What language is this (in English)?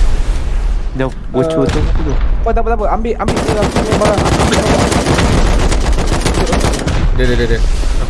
Malay